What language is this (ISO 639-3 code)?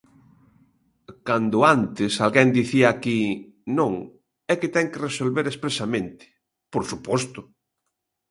glg